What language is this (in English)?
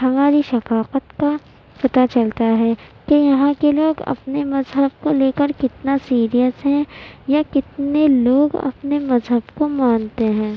Urdu